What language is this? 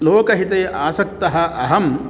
Sanskrit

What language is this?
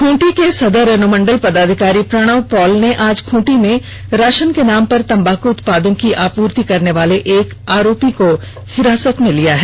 Hindi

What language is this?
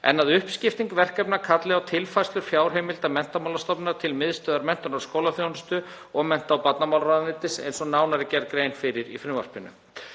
Icelandic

